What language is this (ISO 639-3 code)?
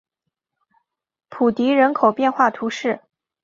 zho